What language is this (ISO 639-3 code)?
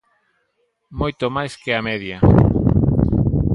glg